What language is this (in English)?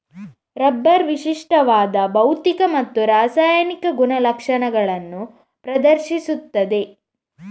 Kannada